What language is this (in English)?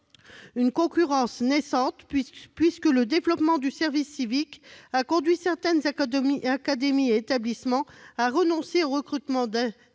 French